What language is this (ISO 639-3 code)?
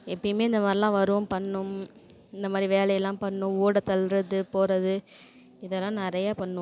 tam